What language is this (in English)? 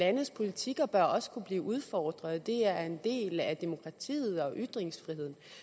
Danish